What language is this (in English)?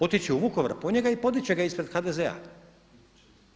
Croatian